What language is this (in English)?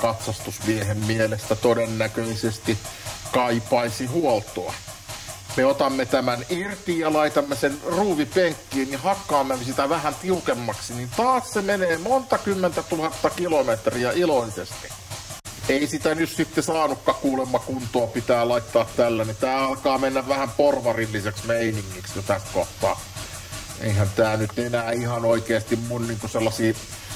Finnish